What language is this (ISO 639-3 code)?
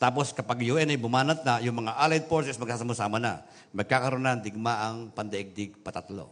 fil